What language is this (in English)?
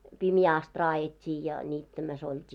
Finnish